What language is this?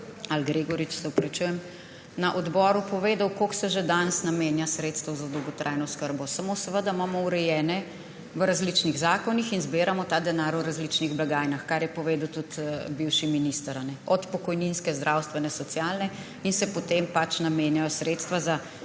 Slovenian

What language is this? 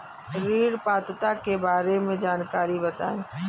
Hindi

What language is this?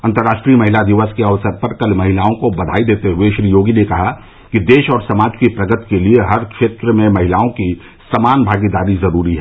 Hindi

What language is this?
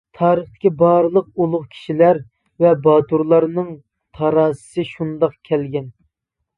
Uyghur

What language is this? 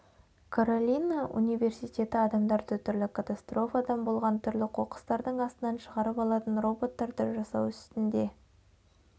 Kazakh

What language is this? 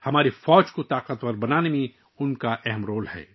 Urdu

